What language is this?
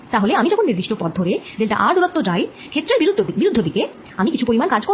Bangla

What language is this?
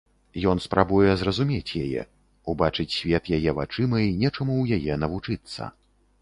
Belarusian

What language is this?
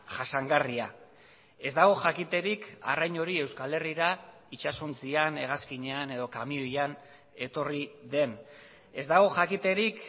Basque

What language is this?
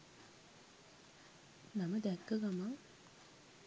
Sinhala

